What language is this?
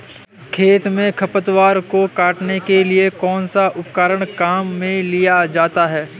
Hindi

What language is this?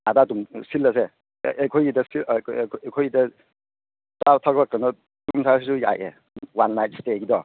Manipuri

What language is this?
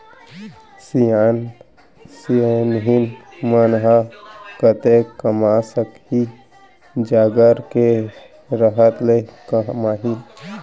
Chhattisgarhi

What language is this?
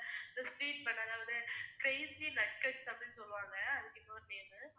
Tamil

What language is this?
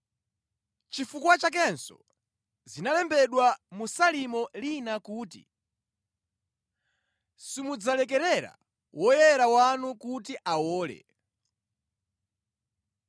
Nyanja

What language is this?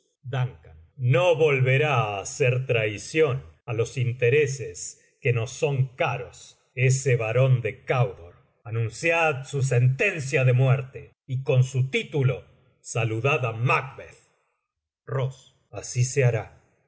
Spanish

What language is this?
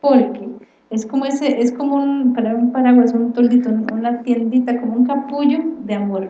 Spanish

